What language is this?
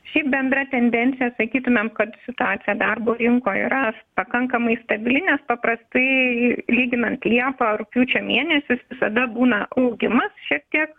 Lithuanian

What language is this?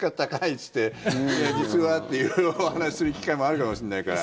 Japanese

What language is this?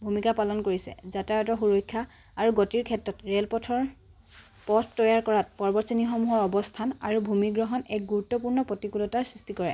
Assamese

